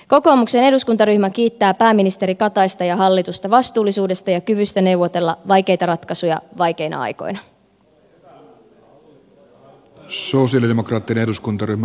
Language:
Finnish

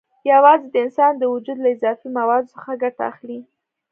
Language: Pashto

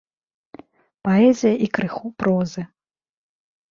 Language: Belarusian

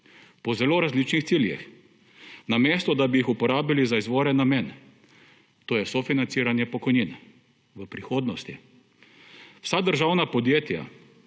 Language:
Slovenian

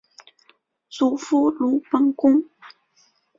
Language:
Chinese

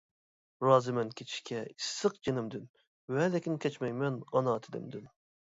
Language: Uyghur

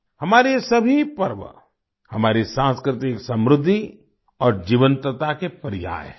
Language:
Hindi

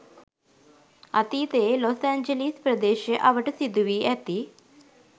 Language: Sinhala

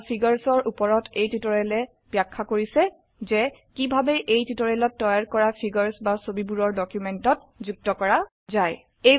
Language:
Assamese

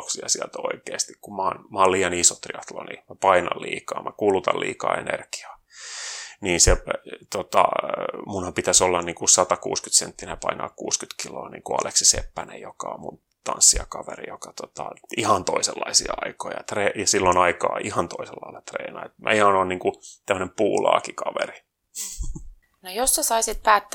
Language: Finnish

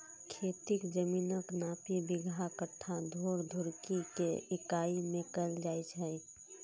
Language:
Maithili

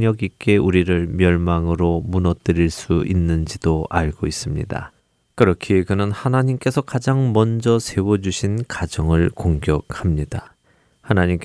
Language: Korean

